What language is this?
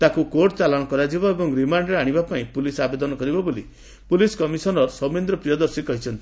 Odia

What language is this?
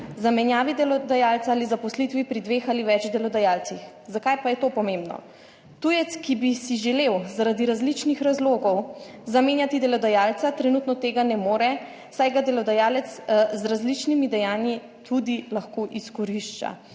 Slovenian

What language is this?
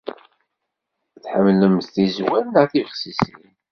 Kabyle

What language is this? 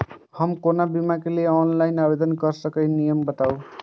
Maithili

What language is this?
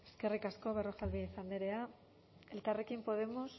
Basque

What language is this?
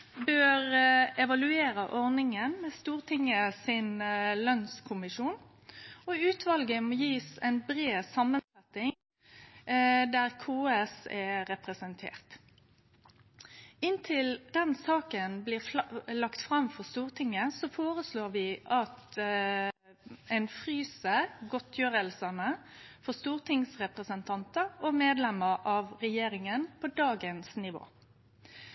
Norwegian Nynorsk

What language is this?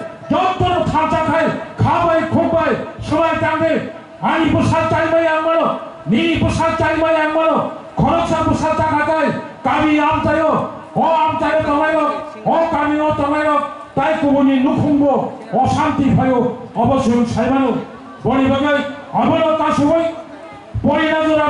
Bangla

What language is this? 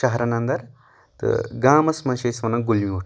Kashmiri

